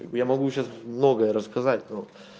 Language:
Russian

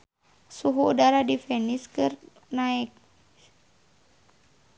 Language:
Sundanese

